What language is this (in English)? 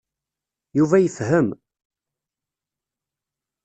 Kabyle